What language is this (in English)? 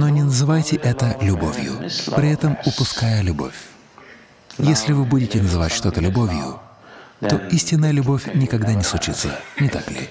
Russian